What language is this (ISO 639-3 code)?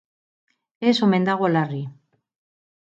eus